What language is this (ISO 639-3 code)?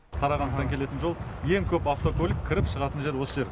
kaz